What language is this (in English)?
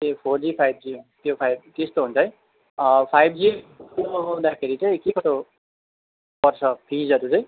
Nepali